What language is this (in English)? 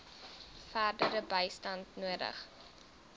Afrikaans